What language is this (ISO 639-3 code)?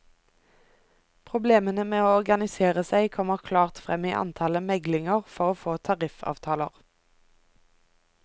nor